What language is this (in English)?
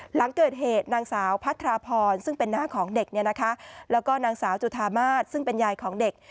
Thai